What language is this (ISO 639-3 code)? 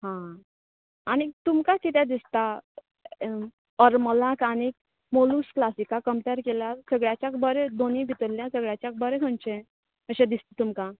kok